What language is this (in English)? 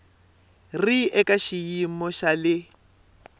Tsonga